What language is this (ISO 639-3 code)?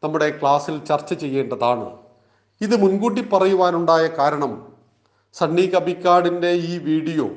mal